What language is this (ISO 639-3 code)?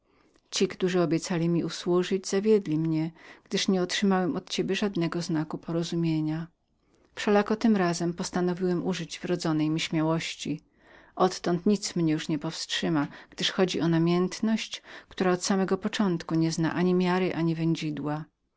pol